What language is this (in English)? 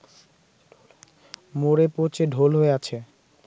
Bangla